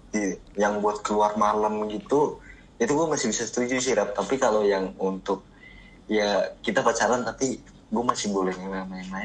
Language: Indonesian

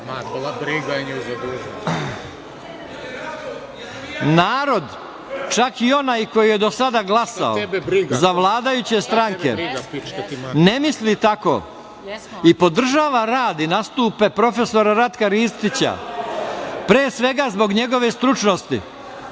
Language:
Serbian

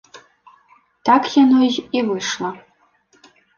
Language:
Belarusian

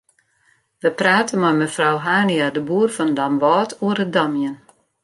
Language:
Western Frisian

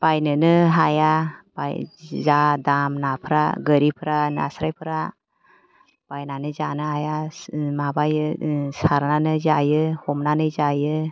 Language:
Bodo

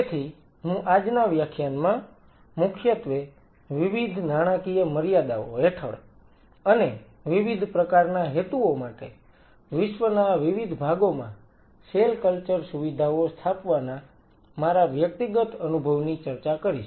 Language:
Gujarati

